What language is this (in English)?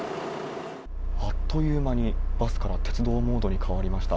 Japanese